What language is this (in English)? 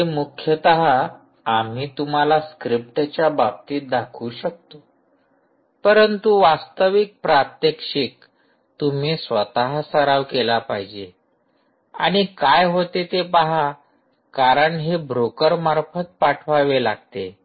Marathi